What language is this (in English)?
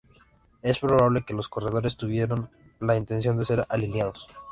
Spanish